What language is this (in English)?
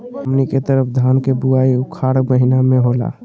Magahi